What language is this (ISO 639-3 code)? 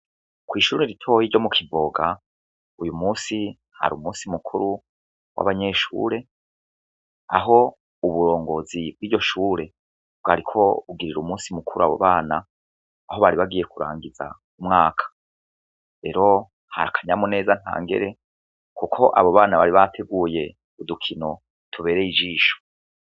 run